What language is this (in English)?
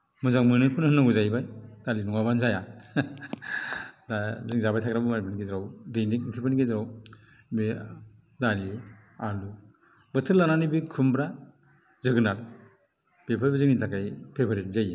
Bodo